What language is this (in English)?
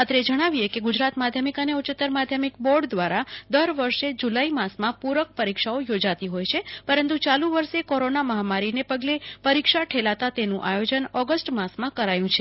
Gujarati